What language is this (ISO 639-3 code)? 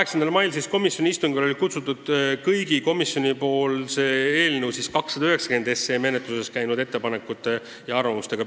est